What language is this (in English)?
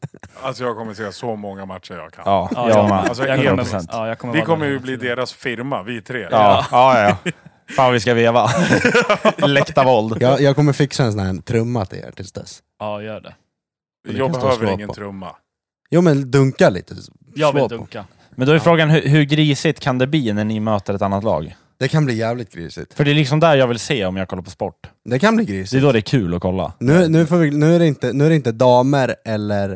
Swedish